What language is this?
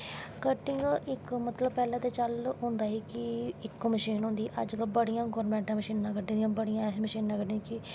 Dogri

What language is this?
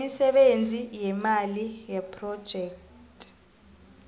South Ndebele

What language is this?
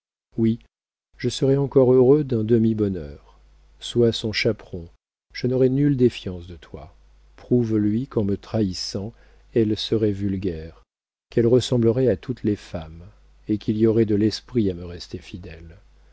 French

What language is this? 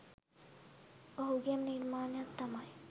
Sinhala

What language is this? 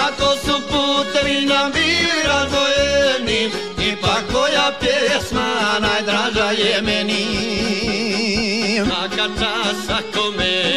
Romanian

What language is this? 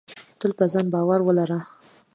Pashto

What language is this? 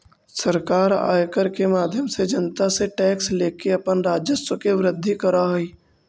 Magahi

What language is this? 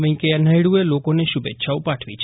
Gujarati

